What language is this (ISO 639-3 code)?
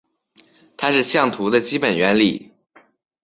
zho